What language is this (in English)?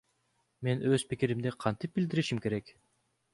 Kyrgyz